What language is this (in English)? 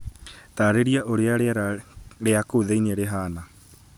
Kikuyu